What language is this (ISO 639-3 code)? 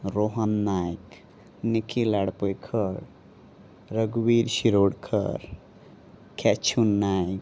kok